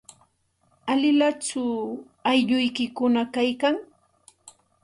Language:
Santa Ana de Tusi Pasco Quechua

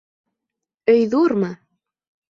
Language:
Bashkir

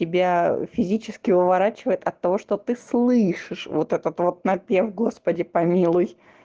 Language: Russian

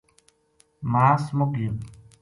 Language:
Gujari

